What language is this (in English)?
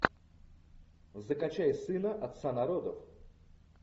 Russian